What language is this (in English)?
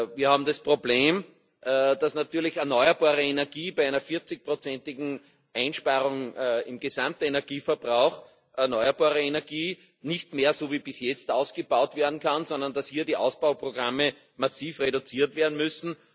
German